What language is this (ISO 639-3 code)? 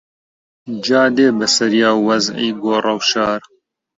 ckb